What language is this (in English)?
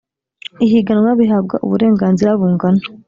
Kinyarwanda